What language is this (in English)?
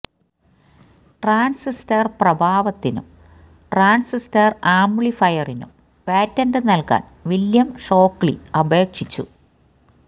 Malayalam